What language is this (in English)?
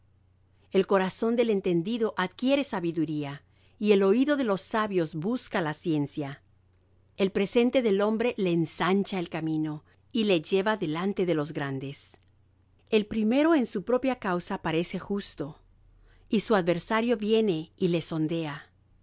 Spanish